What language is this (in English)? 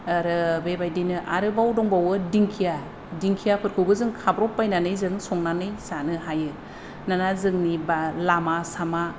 Bodo